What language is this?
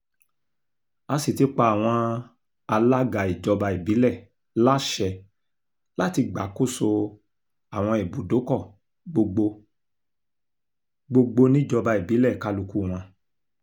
Yoruba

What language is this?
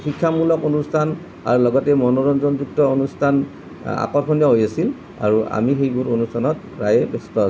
Assamese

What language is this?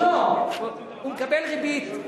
Hebrew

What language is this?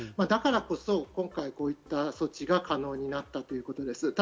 Japanese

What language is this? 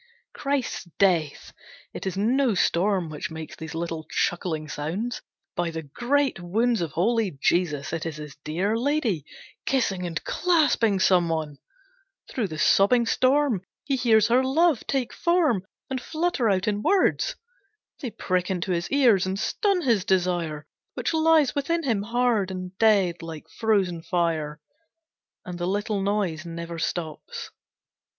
English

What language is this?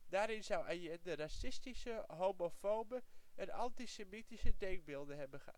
Dutch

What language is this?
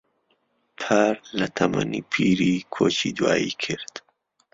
Central Kurdish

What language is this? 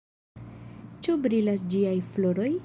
Esperanto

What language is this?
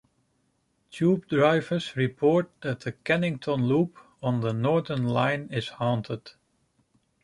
English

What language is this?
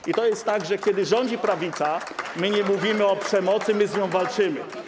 Polish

